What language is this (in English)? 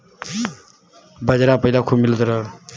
Bhojpuri